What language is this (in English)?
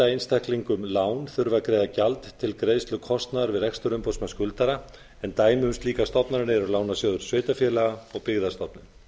Icelandic